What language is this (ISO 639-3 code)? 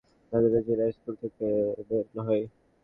ben